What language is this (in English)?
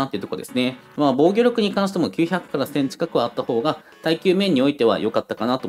Japanese